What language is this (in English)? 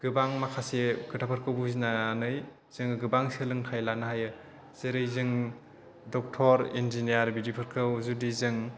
Bodo